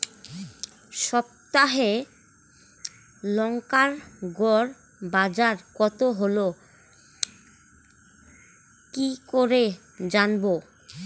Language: Bangla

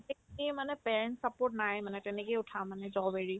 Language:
Assamese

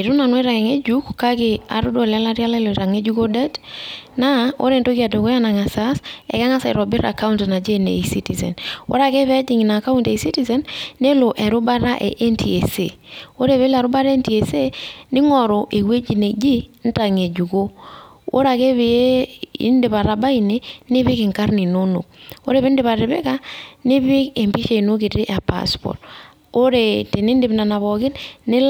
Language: Masai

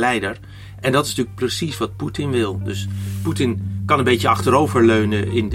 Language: Dutch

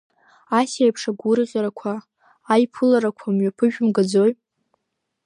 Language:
Abkhazian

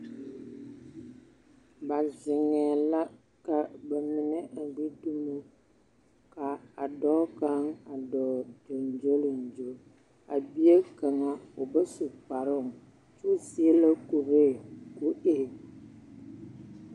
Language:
Southern Dagaare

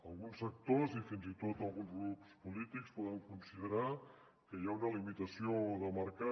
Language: Catalan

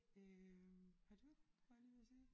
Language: Danish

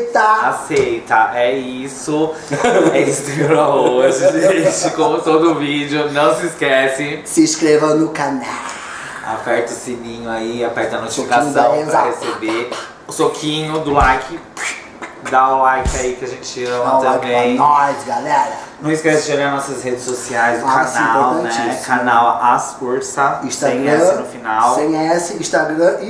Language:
Portuguese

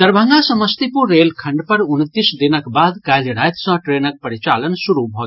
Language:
Maithili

